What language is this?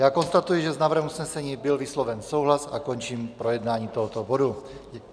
Czech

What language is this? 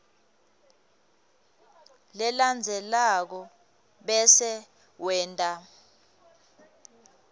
Swati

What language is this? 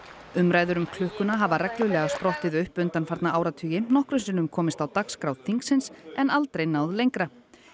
Icelandic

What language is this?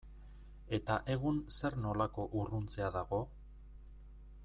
Basque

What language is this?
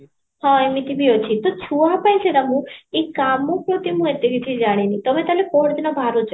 Odia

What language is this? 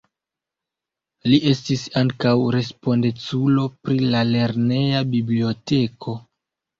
Esperanto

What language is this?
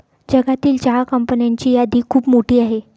Marathi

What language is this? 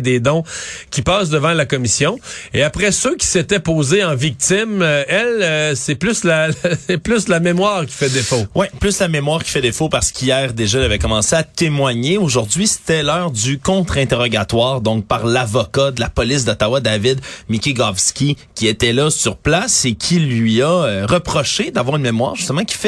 French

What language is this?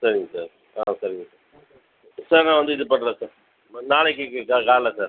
Tamil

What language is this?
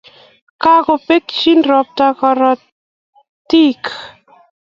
Kalenjin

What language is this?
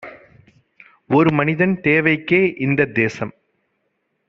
Tamil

